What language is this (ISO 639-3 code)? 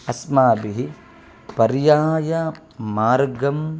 san